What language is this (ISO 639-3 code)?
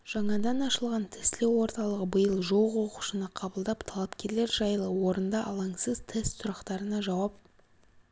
kaz